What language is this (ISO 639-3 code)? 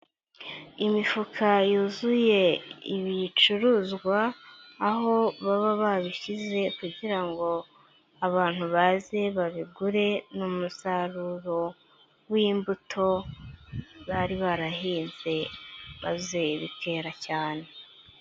kin